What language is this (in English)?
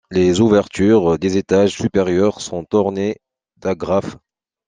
French